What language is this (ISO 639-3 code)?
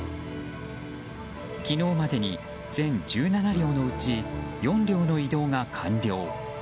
jpn